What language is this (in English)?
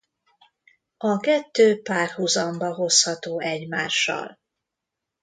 Hungarian